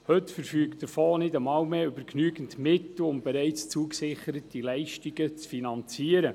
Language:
Swiss German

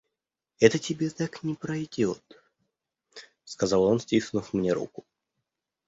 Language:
Russian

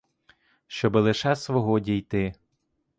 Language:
Ukrainian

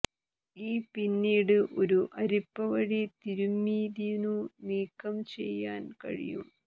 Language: Malayalam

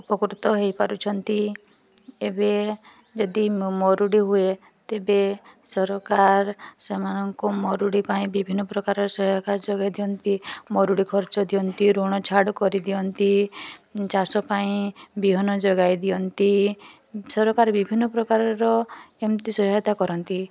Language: Odia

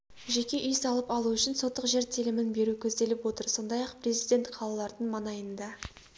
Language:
Kazakh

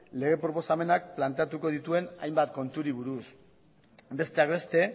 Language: Basque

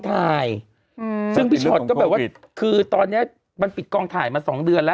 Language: Thai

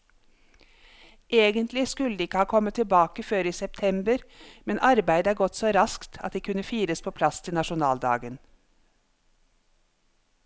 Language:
Norwegian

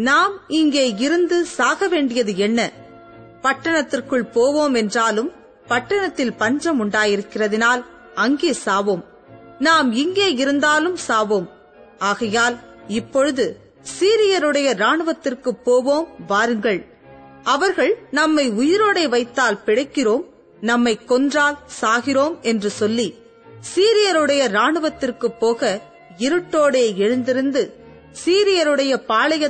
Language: Tamil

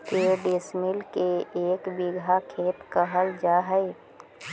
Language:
Magahi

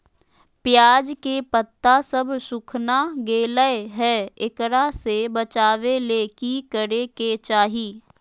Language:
Magahi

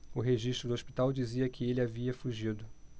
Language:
Portuguese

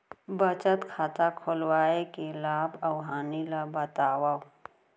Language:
Chhattisgarhi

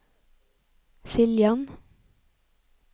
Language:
Norwegian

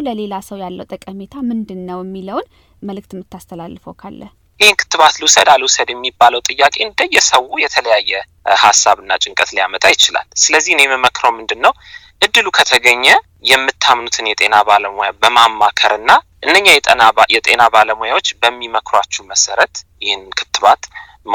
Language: Amharic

